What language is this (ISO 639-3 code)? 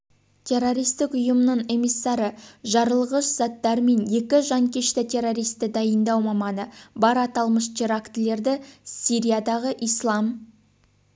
kaz